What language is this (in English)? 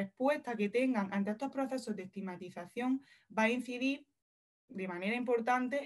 Spanish